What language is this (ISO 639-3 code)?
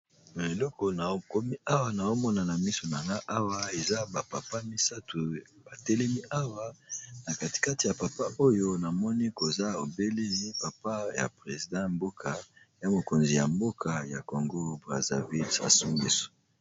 lin